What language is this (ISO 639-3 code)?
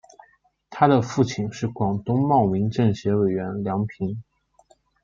zho